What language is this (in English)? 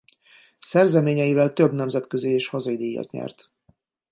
Hungarian